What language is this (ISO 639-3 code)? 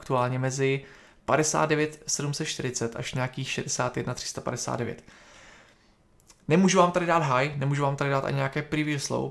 ces